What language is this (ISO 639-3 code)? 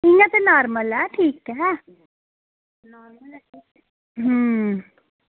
doi